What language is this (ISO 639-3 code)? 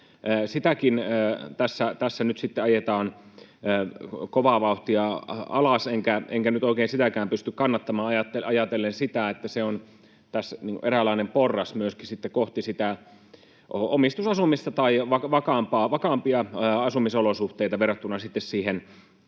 fin